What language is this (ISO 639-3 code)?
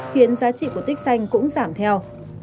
vie